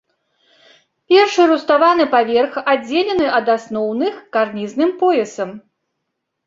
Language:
Belarusian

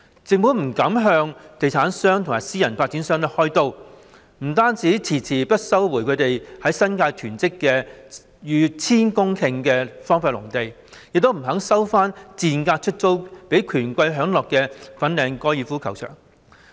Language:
Cantonese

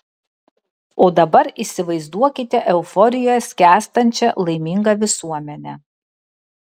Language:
Lithuanian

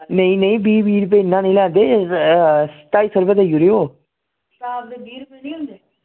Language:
Dogri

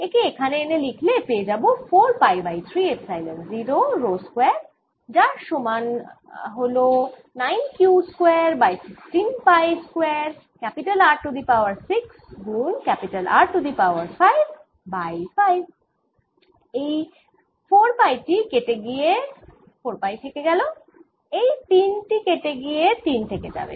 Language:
Bangla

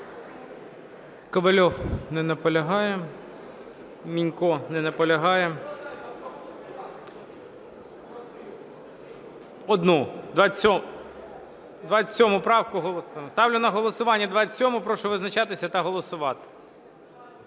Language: Ukrainian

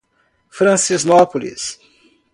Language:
Portuguese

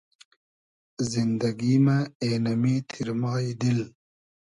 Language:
Hazaragi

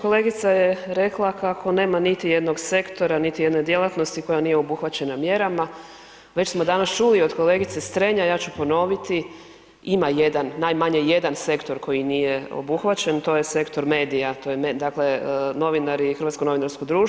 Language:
Croatian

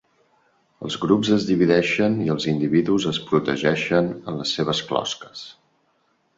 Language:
Catalan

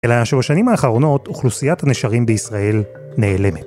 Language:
Hebrew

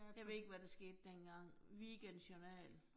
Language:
Danish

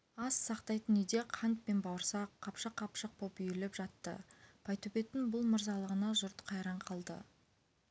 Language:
Kazakh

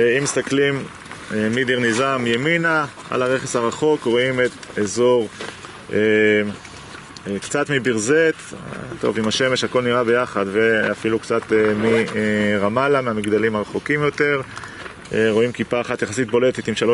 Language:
Hebrew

